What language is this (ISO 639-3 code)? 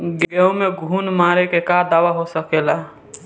bho